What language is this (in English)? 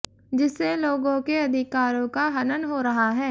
Hindi